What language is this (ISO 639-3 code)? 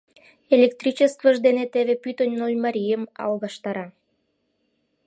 chm